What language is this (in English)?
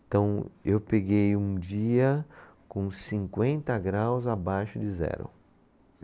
Portuguese